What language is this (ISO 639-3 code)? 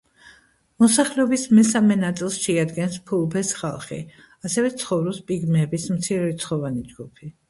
kat